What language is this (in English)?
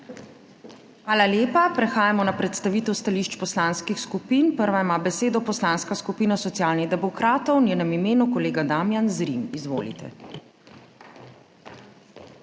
Slovenian